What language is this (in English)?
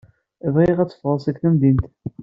Kabyle